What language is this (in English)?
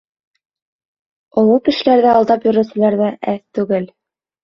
Bashkir